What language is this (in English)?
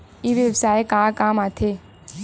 Chhattisgarhi